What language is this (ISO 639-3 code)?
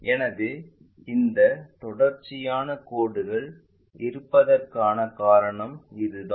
tam